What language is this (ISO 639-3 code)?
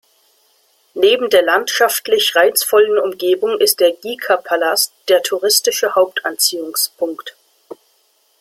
deu